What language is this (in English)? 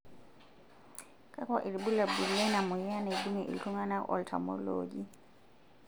Masai